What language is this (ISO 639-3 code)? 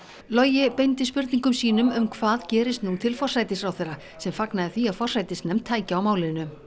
isl